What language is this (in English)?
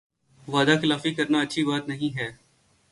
Urdu